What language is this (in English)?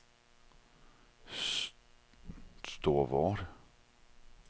Danish